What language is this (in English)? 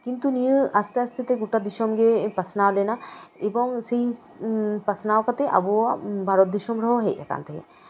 Santali